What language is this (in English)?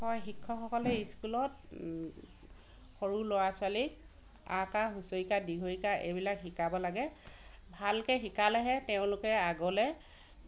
Assamese